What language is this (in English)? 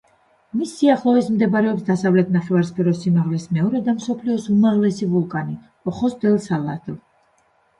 Georgian